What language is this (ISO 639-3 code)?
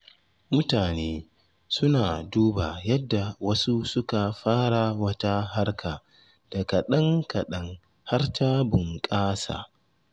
hau